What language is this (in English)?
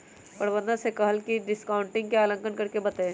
Magahi